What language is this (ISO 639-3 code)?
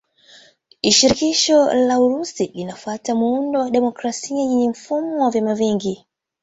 swa